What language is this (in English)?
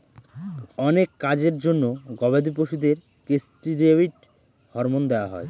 Bangla